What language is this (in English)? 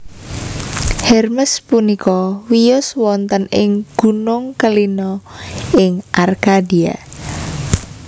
Javanese